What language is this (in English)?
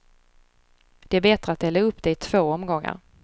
Swedish